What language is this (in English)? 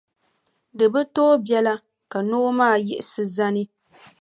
Dagbani